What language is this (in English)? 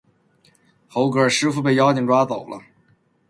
Chinese